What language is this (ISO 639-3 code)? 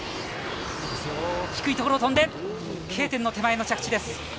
jpn